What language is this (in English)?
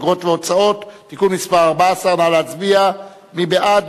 Hebrew